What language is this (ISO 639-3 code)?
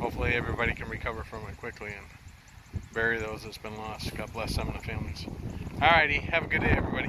eng